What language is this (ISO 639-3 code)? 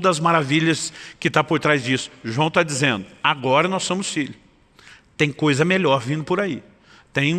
por